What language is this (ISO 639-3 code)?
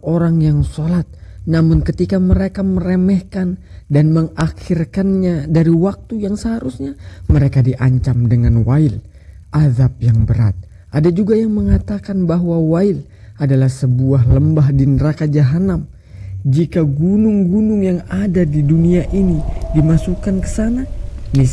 ind